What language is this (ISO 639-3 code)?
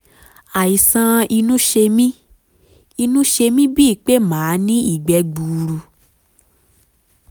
yor